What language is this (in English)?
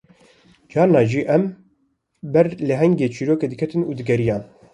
Kurdish